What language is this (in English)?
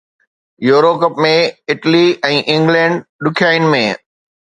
Sindhi